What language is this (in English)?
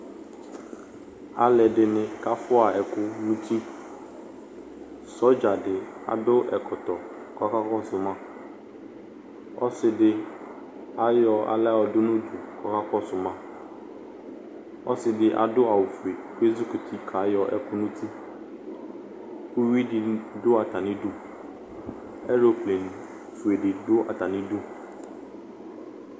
Ikposo